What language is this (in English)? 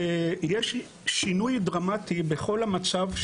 Hebrew